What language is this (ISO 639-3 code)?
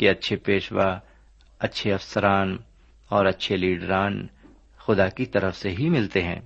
urd